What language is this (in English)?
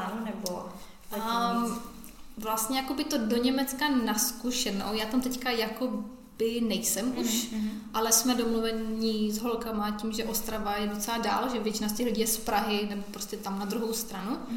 Czech